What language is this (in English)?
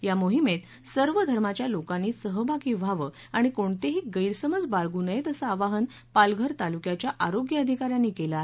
Marathi